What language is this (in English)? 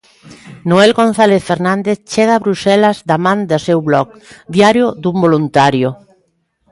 Galician